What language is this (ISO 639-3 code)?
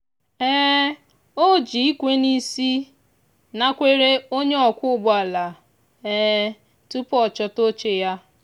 ibo